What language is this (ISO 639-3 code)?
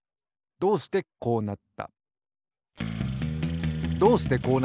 jpn